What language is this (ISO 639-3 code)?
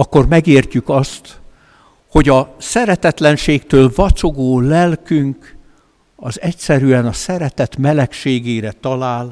hun